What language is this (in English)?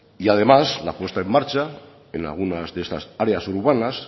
Spanish